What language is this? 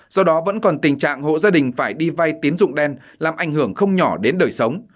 Vietnamese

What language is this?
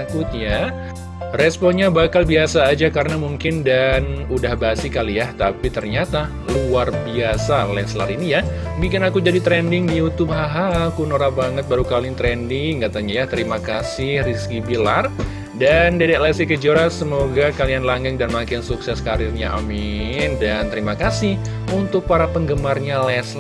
Indonesian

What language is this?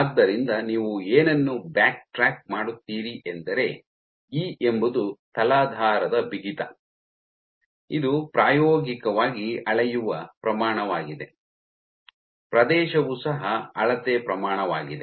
Kannada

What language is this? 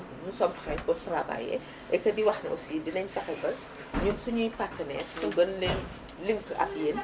Wolof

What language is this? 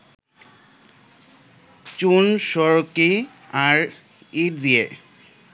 Bangla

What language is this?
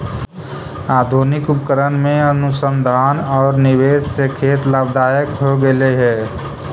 Magahi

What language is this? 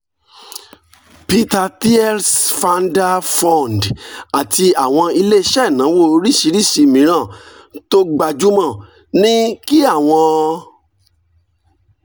Yoruba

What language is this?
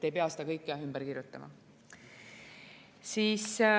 Estonian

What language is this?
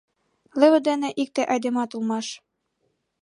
Mari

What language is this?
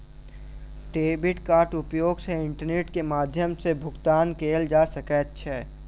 Maithili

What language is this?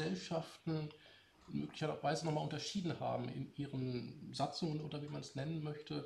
German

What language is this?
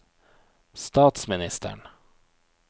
Norwegian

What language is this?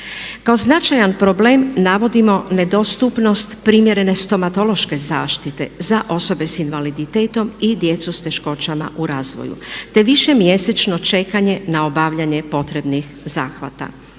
Croatian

